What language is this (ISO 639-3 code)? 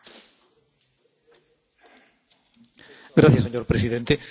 spa